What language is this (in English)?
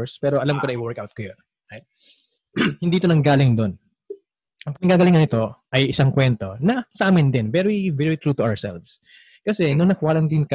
Filipino